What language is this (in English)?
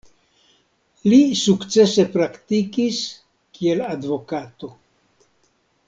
Esperanto